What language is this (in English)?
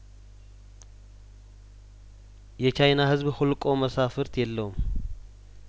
Amharic